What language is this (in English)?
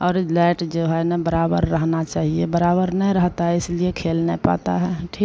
Hindi